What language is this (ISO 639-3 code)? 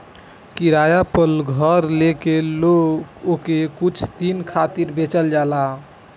bho